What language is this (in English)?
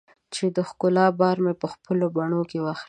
Pashto